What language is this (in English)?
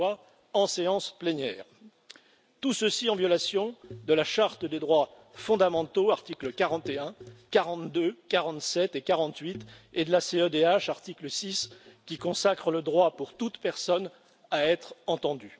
French